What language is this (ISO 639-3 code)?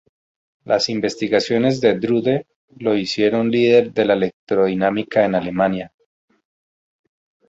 spa